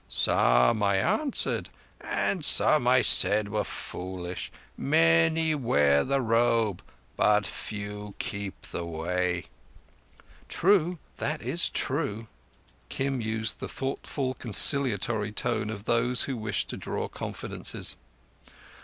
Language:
English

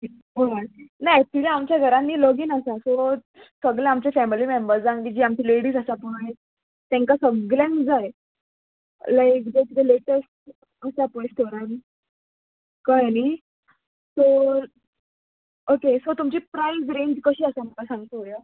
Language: Konkani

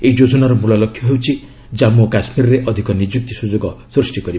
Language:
Odia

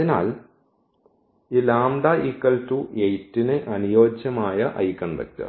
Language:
Malayalam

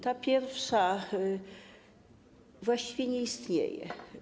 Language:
Polish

